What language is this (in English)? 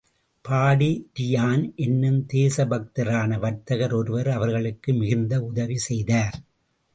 Tamil